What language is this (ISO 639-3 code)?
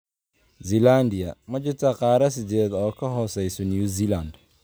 som